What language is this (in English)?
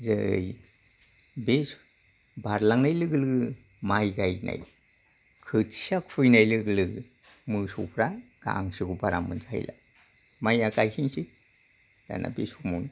Bodo